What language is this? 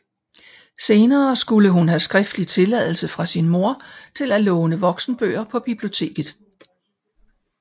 Danish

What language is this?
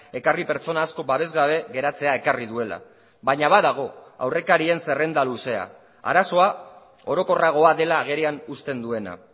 Basque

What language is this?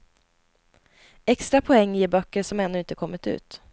Swedish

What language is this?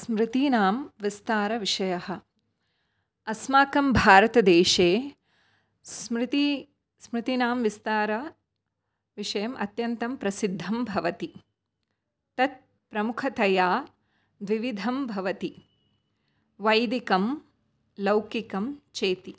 Sanskrit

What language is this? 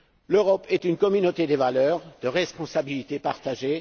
French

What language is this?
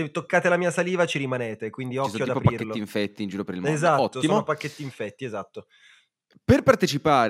Italian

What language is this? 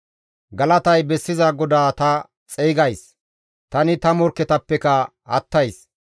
Gamo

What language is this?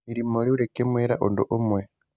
Kikuyu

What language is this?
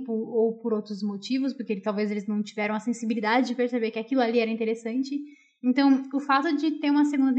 Portuguese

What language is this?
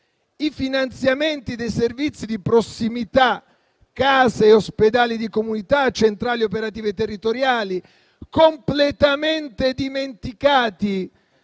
Italian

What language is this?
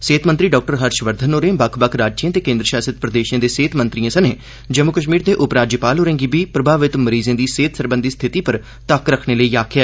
Dogri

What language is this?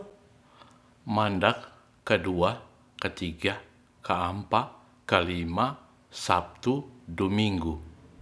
Ratahan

